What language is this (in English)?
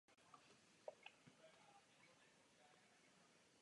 Czech